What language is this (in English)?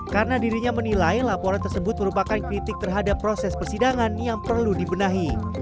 Indonesian